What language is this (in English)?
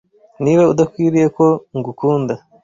Kinyarwanda